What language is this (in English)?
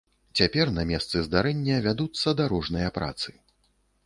Belarusian